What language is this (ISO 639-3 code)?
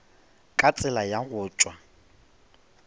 nso